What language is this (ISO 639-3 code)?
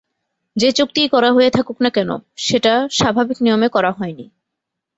ben